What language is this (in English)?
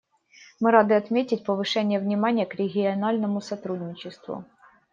Russian